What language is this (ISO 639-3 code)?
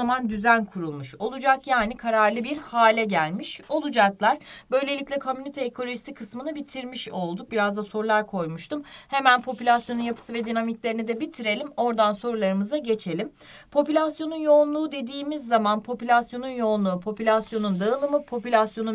tur